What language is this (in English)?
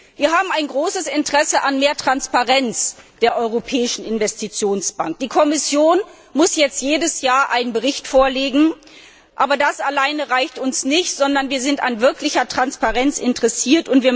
German